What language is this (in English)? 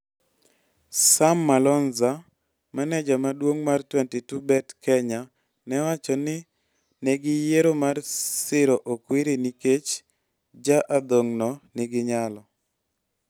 Luo (Kenya and Tanzania)